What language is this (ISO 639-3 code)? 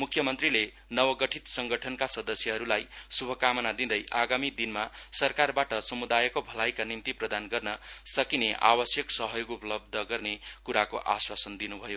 nep